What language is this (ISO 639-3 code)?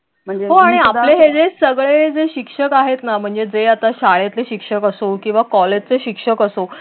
mar